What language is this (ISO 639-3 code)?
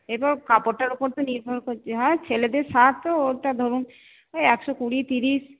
ben